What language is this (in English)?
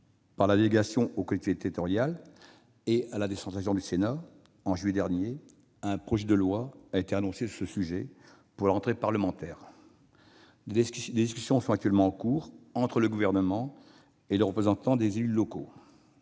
French